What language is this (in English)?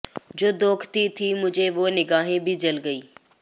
Punjabi